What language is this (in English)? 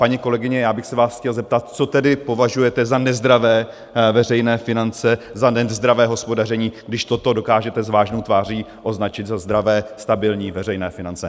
Czech